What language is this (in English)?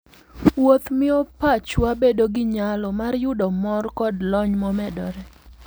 Luo (Kenya and Tanzania)